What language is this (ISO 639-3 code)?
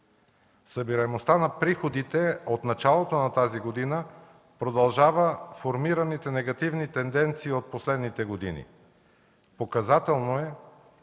bul